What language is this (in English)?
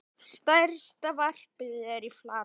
Icelandic